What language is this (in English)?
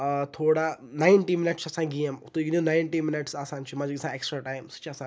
Kashmiri